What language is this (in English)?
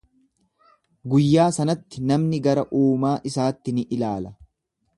Oromo